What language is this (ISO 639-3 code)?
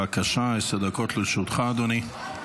heb